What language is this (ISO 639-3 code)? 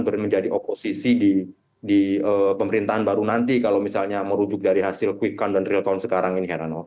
ind